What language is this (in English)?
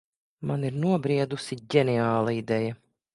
Latvian